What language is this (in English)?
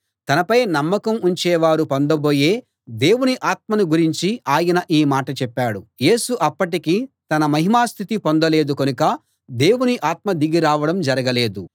Telugu